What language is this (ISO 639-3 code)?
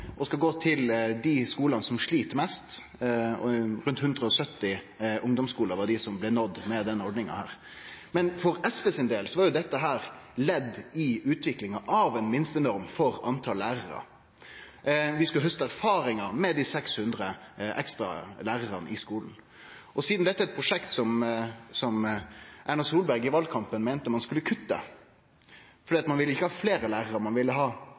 nno